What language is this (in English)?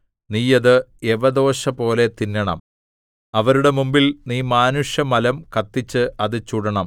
Malayalam